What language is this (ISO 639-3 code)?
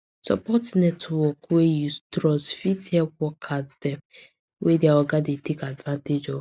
pcm